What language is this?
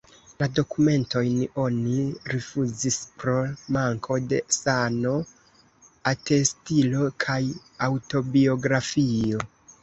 Esperanto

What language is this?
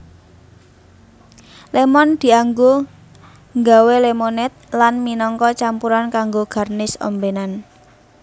Javanese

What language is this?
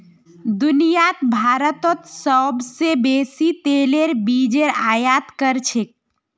Magahi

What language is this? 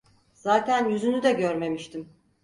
Turkish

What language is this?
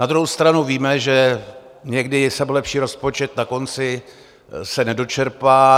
Czech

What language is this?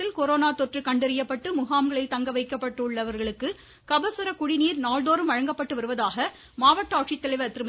Tamil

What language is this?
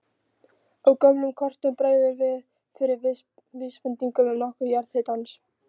Icelandic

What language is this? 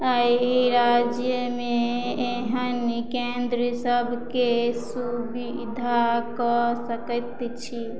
Maithili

